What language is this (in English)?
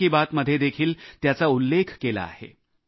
Marathi